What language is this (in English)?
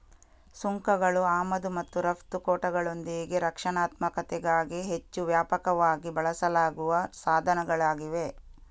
Kannada